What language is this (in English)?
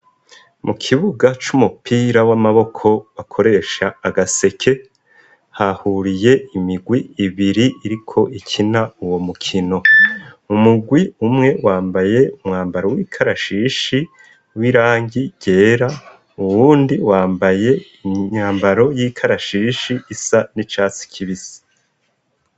Rundi